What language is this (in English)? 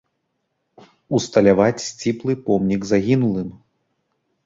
Belarusian